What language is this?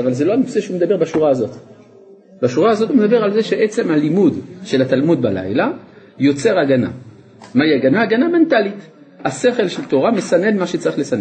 Hebrew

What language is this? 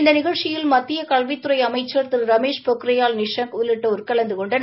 Tamil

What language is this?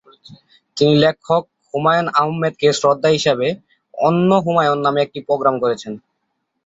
Bangla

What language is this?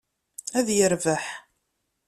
Kabyle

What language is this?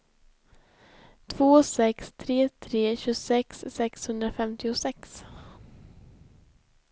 Swedish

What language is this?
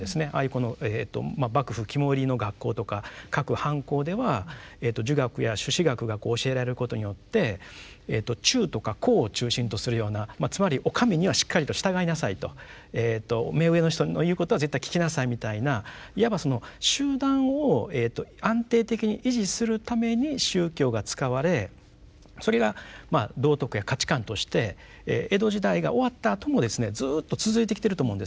Japanese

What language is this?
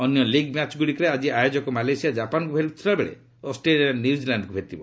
Odia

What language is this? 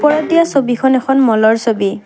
Assamese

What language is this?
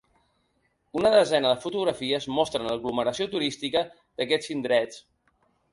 Catalan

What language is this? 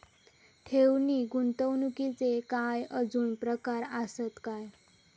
Marathi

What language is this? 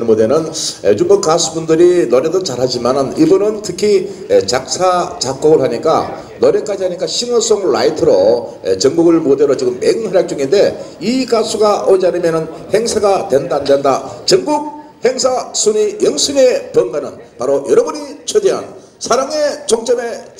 Korean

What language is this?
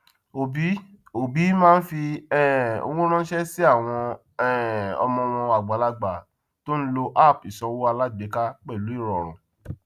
Yoruba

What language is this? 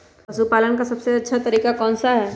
Magahi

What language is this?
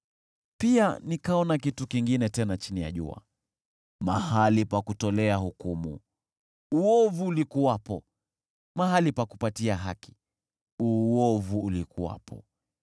Swahili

